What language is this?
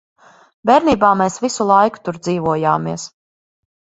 Latvian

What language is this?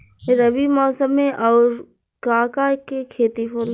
Bhojpuri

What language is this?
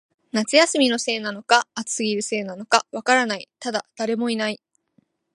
Japanese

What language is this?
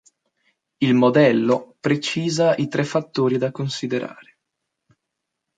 Italian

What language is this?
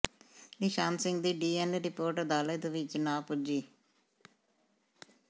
Punjabi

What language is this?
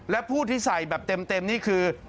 Thai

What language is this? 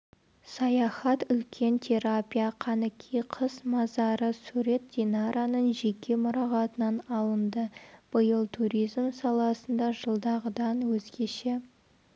Kazakh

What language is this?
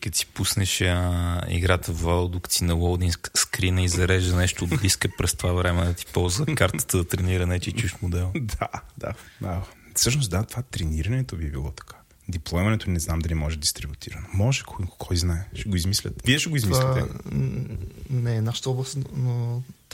Bulgarian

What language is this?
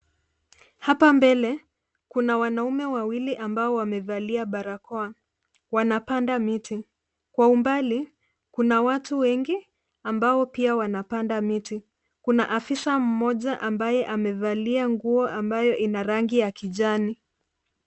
Swahili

